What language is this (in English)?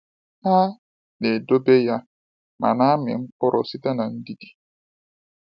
Igbo